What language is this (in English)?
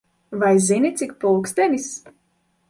Latvian